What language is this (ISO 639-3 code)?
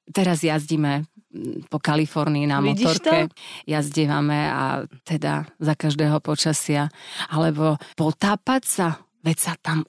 slk